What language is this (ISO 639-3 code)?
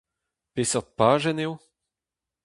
bre